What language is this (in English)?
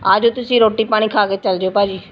Punjabi